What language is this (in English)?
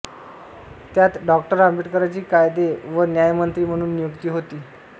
Marathi